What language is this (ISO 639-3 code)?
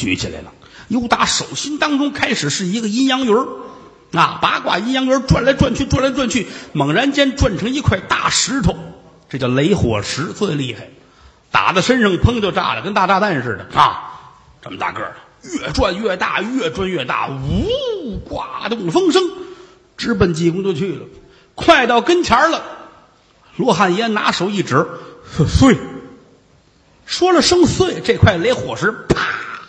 zho